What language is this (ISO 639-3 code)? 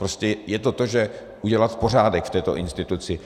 ces